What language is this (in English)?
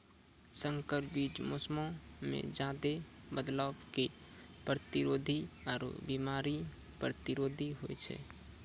Maithili